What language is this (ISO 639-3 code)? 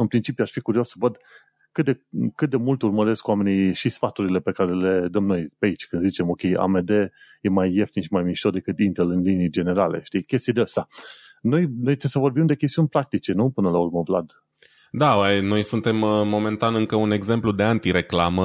ron